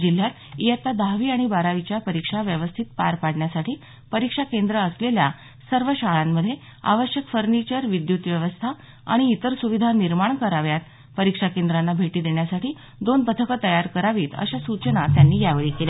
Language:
Marathi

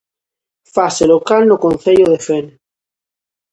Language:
Galician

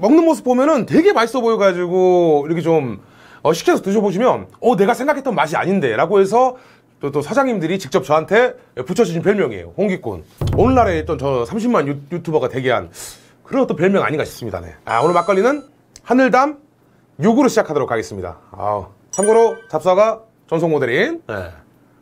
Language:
Korean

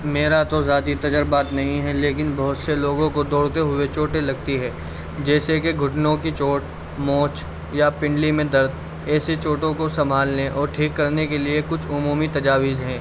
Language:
Urdu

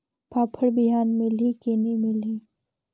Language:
Chhattisgarhi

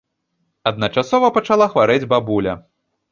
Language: Belarusian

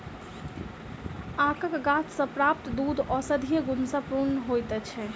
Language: Maithili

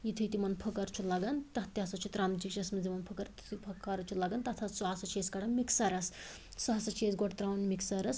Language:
Kashmiri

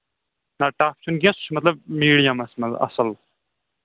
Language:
Kashmiri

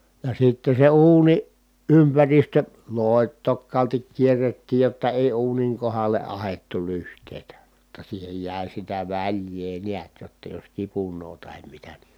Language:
Finnish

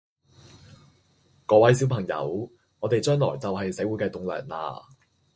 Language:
Cantonese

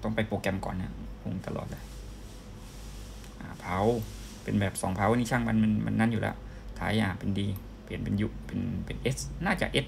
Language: Thai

